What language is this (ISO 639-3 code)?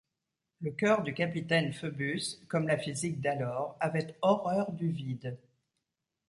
fra